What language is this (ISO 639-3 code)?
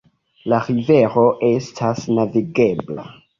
epo